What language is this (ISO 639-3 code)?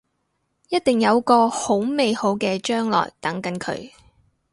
yue